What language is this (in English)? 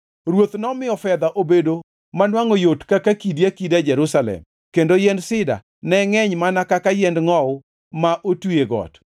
Luo (Kenya and Tanzania)